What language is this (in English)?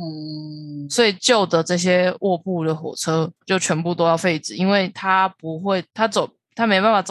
Chinese